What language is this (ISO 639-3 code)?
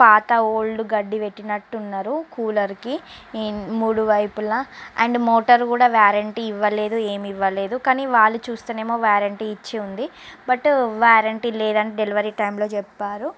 tel